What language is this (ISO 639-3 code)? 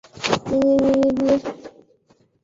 zho